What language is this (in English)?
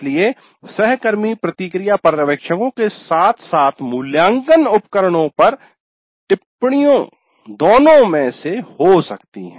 Hindi